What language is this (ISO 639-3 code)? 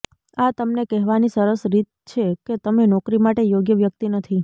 guj